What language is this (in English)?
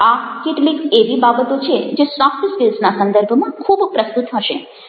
Gujarati